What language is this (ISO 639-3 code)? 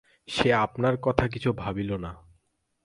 ben